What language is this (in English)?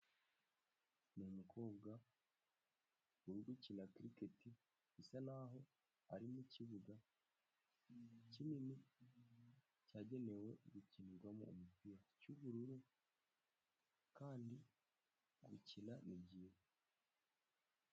Kinyarwanda